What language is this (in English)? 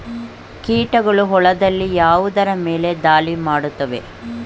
Kannada